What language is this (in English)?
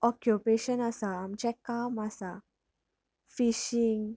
Konkani